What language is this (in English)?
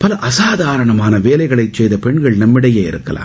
Tamil